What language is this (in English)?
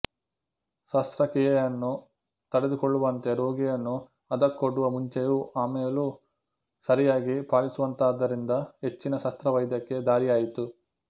Kannada